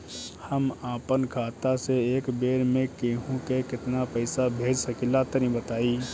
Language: Bhojpuri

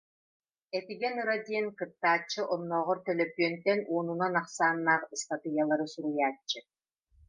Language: Yakut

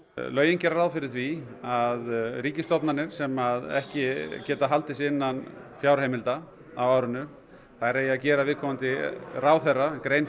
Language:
Icelandic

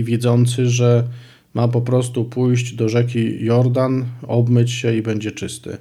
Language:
Polish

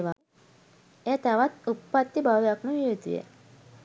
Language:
Sinhala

